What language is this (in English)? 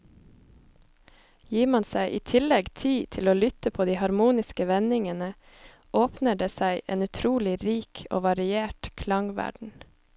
Norwegian